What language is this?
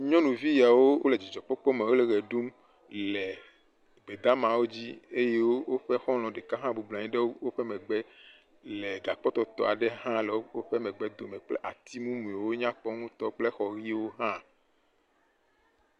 Ewe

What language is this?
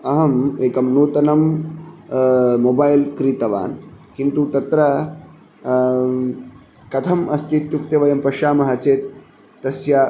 Sanskrit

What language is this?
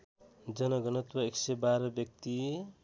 Nepali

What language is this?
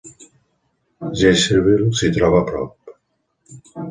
Catalan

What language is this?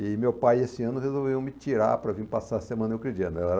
Portuguese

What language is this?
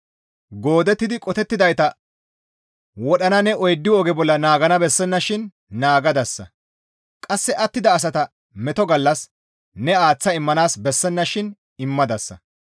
Gamo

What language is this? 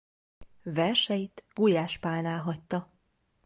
Hungarian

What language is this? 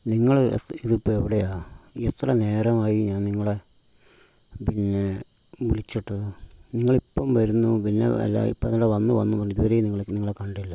Malayalam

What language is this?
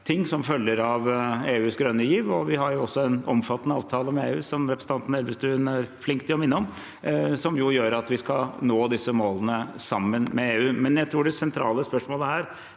Norwegian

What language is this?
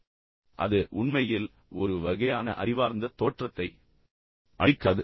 Tamil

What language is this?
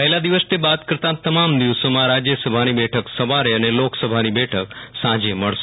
Gujarati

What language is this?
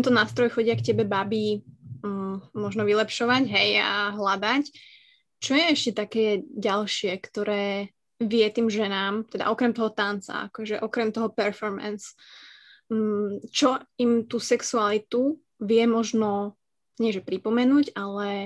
Slovak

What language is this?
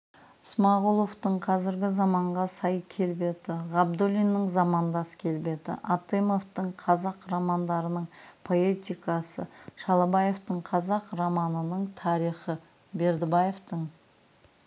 Kazakh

